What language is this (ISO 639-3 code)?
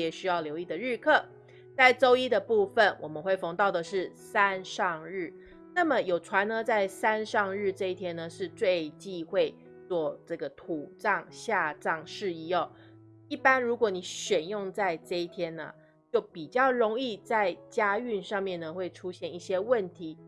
zho